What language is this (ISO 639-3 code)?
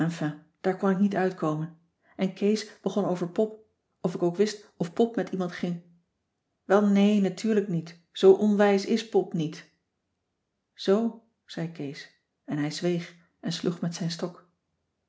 nld